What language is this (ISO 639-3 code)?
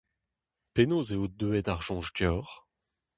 bre